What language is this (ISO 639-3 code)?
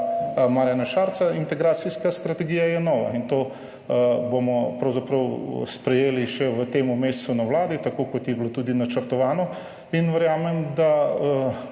slv